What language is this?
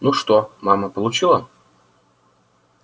Russian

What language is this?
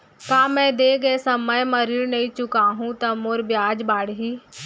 Chhattisgarhi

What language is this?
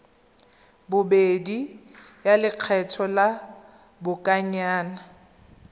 Tswana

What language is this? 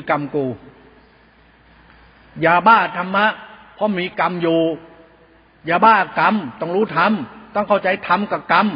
Thai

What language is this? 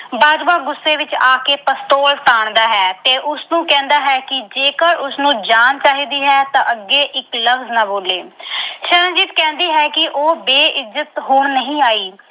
Punjabi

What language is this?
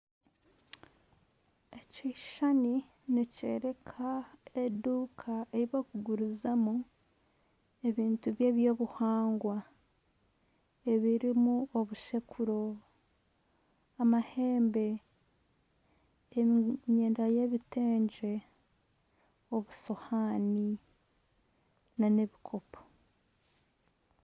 Nyankole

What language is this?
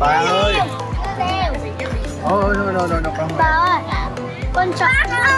Vietnamese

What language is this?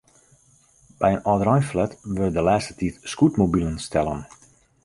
Western Frisian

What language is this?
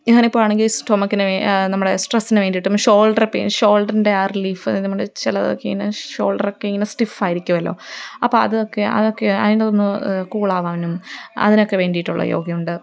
Malayalam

